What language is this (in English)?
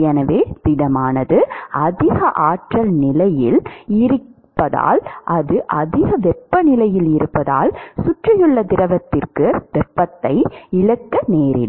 Tamil